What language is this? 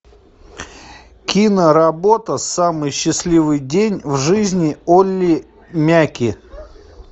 Russian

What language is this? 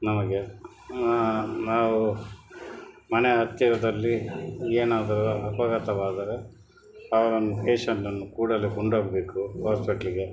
Kannada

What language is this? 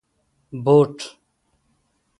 Pashto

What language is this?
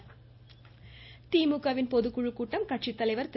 Tamil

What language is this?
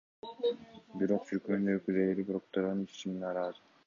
Kyrgyz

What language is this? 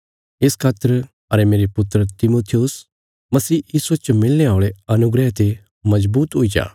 Bilaspuri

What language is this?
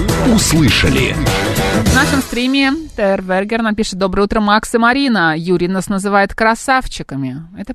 Russian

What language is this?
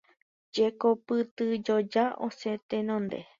Guarani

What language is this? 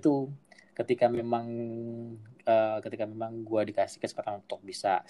Indonesian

